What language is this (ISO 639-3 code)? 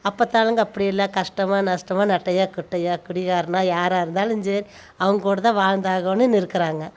tam